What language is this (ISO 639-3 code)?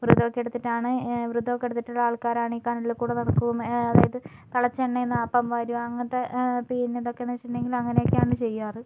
mal